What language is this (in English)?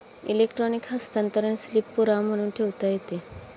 Marathi